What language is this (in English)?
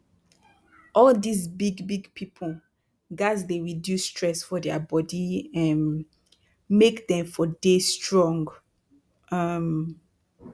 Nigerian Pidgin